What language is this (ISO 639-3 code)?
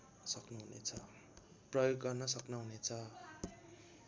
nep